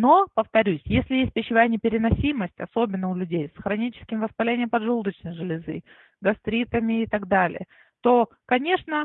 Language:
Russian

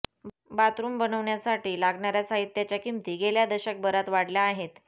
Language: Marathi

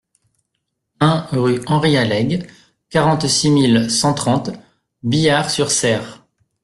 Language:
French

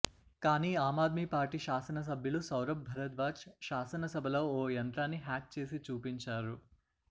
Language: Telugu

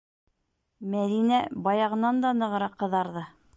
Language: Bashkir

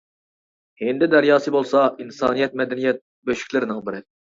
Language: Uyghur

